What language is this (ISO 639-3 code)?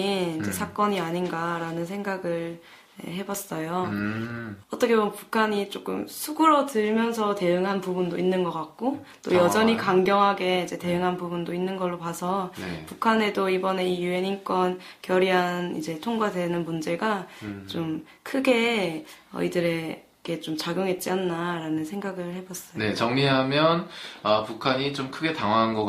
kor